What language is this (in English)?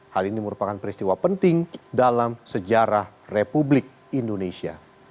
Indonesian